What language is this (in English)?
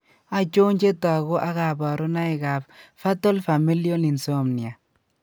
Kalenjin